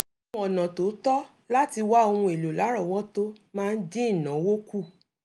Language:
Yoruba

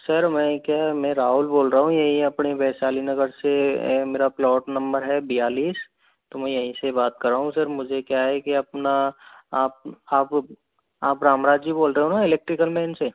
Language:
Hindi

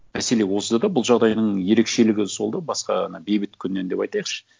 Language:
Kazakh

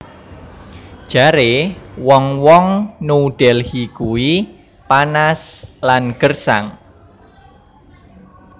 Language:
Javanese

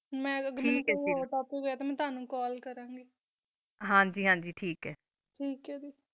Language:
Punjabi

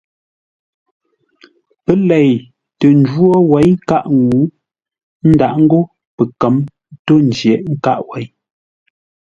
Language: Ngombale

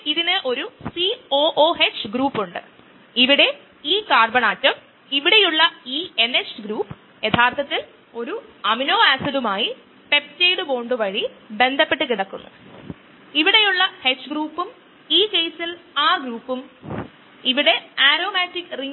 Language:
Malayalam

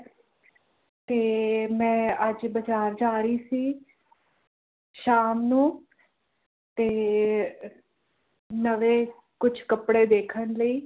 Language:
Punjabi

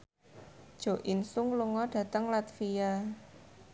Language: Javanese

